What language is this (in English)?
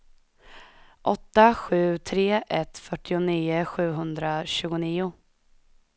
Swedish